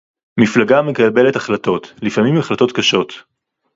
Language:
Hebrew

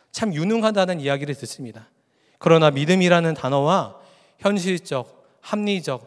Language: Korean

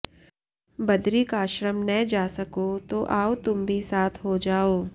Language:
Sanskrit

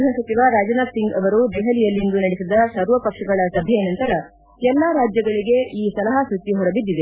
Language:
Kannada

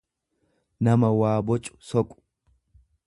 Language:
Oromo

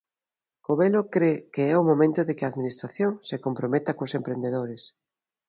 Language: Galician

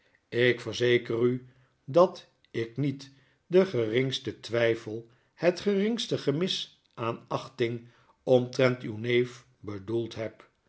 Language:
Dutch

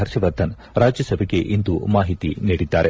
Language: Kannada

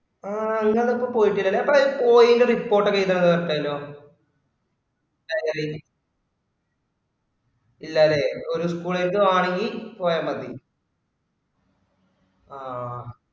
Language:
Malayalam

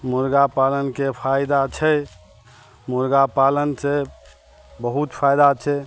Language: Maithili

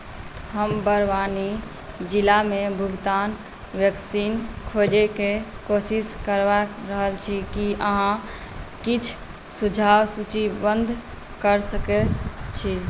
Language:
Maithili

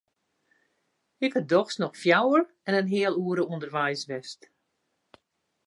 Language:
Western Frisian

